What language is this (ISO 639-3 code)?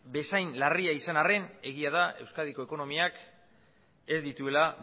eus